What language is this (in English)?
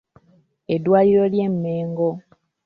Ganda